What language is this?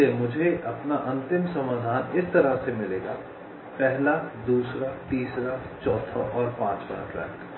Hindi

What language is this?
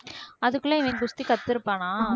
Tamil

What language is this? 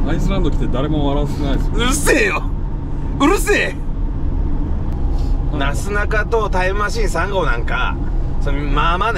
Japanese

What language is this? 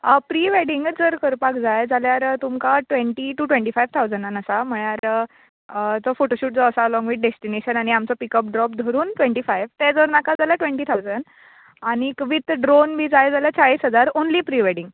Konkani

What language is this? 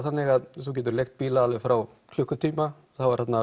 Icelandic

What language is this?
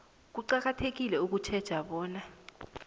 South Ndebele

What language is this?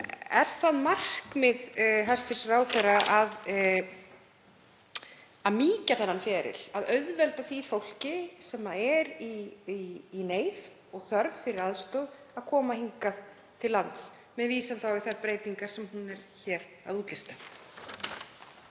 Icelandic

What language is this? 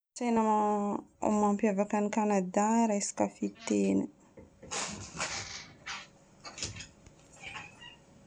Northern Betsimisaraka Malagasy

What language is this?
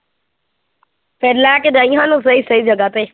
Punjabi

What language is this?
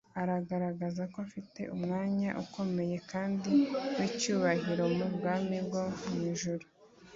Kinyarwanda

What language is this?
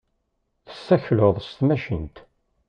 Kabyle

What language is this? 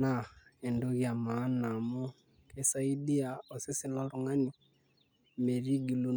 Masai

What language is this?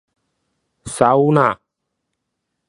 Min Nan Chinese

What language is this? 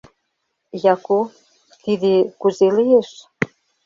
Mari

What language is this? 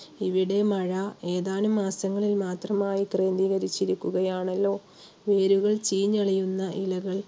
Malayalam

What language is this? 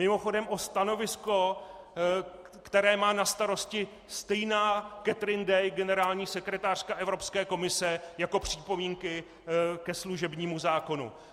Czech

